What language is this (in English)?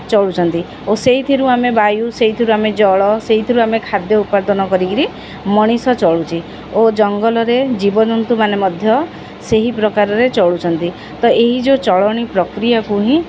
Odia